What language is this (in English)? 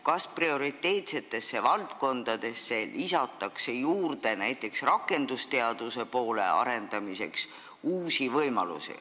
Estonian